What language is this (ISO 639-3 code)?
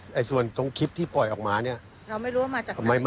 tha